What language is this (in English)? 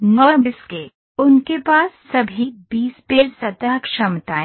Hindi